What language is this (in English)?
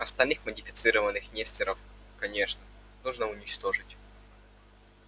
Russian